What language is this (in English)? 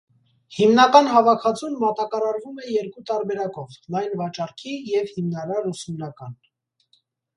Armenian